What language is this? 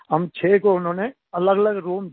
Hindi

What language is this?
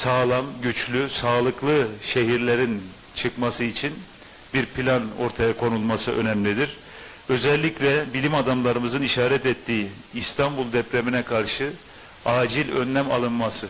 Turkish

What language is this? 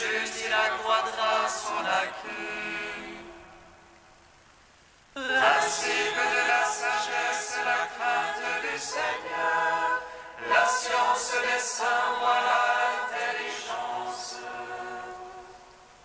French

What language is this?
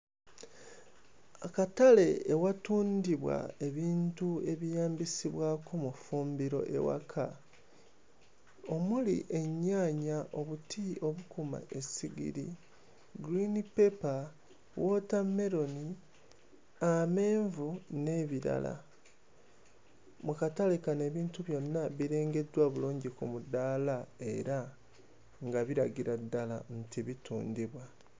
Ganda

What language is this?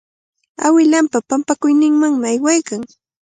Cajatambo North Lima Quechua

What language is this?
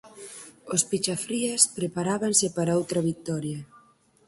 Galician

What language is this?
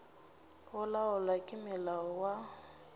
Northern Sotho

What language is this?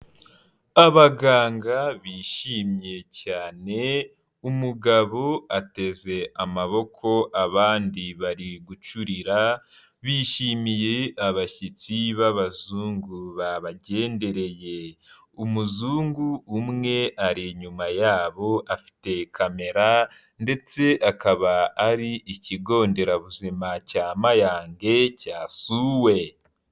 Kinyarwanda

